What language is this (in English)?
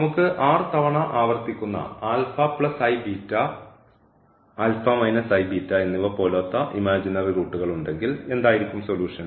Malayalam